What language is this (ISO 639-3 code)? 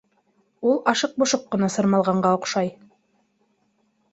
bak